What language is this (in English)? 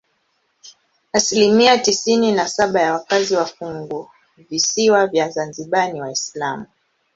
Swahili